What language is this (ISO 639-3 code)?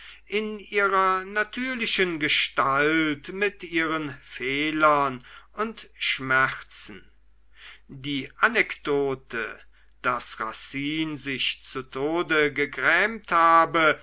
deu